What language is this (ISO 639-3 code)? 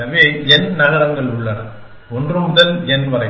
tam